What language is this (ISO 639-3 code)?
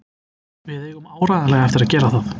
isl